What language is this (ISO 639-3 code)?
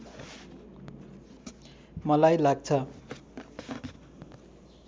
nep